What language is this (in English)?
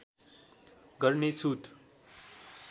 Nepali